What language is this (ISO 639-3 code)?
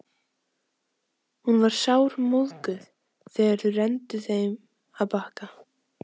isl